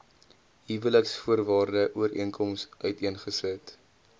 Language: Afrikaans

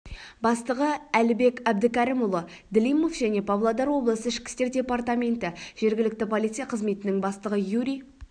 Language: Kazakh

